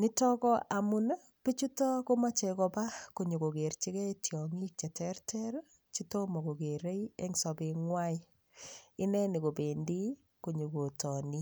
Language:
Kalenjin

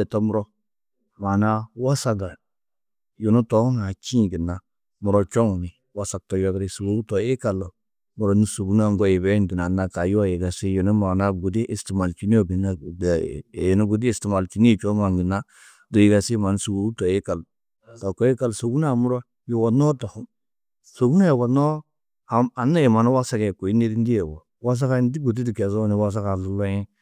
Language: Tedaga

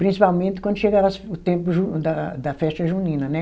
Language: Portuguese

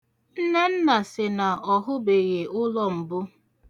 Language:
Igbo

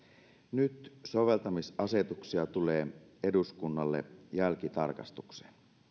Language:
Finnish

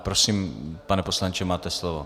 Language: Czech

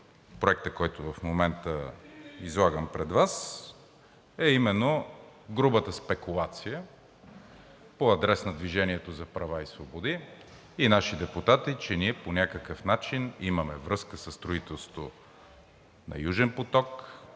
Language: Bulgarian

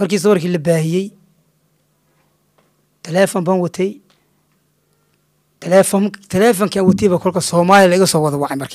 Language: Arabic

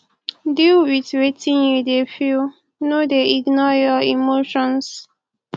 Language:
Nigerian Pidgin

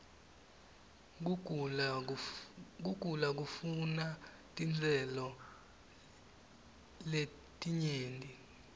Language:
Swati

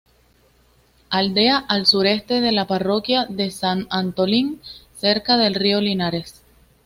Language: Spanish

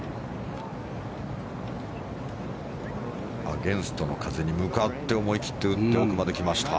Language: Japanese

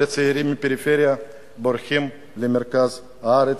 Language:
Hebrew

